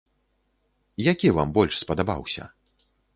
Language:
Belarusian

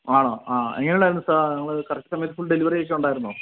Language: Malayalam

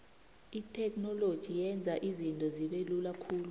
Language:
South Ndebele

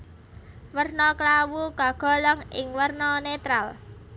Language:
Javanese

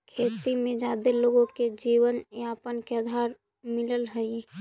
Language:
Magahi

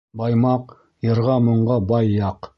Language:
Bashkir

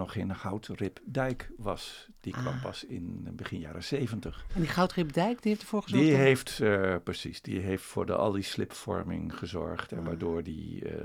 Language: Dutch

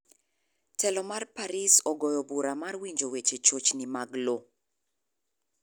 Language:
Luo (Kenya and Tanzania)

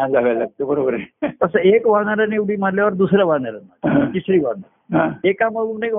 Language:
Marathi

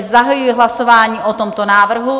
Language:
Czech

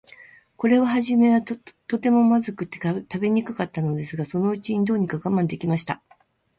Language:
Japanese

